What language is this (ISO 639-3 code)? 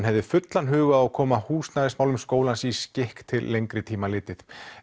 isl